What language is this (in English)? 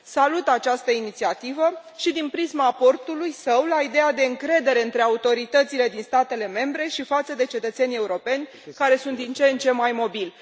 Romanian